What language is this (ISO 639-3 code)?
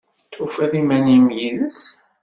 kab